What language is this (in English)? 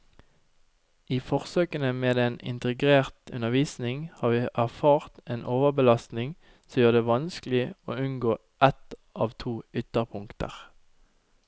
Norwegian